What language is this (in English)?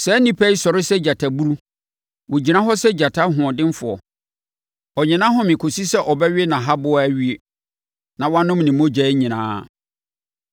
Akan